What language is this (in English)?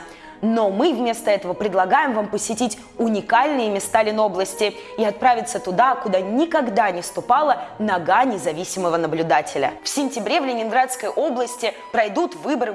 Russian